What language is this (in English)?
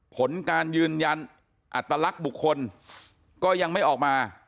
Thai